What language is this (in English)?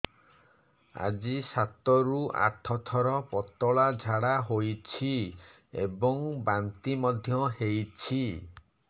Odia